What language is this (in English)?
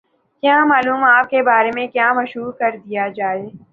Urdu